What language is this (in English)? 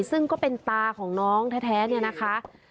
Thai